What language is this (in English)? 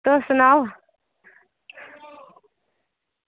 Dogri